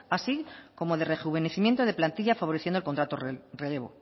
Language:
Spanish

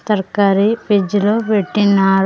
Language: Telugu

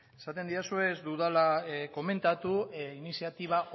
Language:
Basque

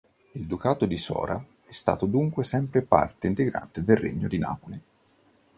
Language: Italian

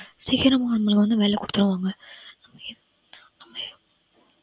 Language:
Tamil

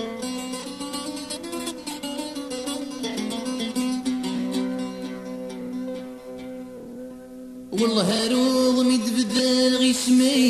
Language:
Arabic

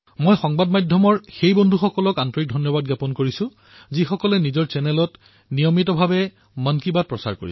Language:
Assamese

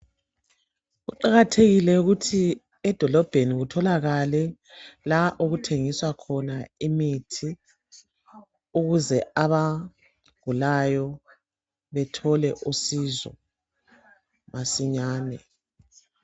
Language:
North Ndebele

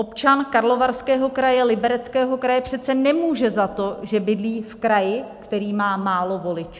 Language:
Czech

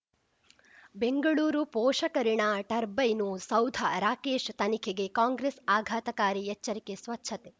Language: Kannada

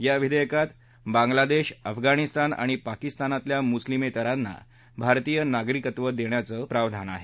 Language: Marathi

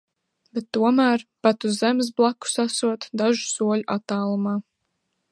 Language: Latvian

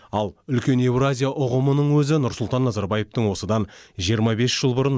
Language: Kazakh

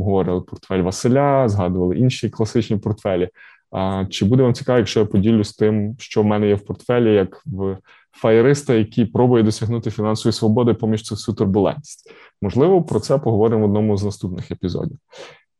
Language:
Ukrainian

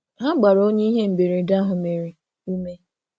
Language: Igbo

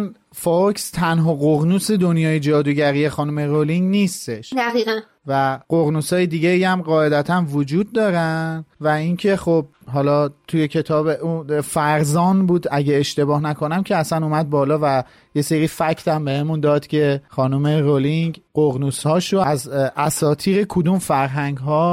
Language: Persian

